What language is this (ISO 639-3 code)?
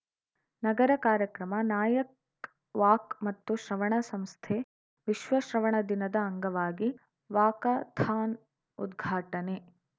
kan